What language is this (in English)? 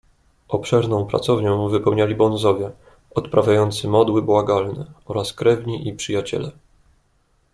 Polish